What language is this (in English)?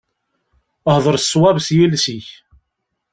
Kabyle